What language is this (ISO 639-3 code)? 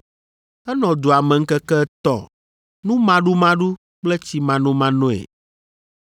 ewe